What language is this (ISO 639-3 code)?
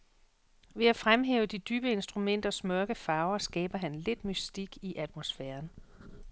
dan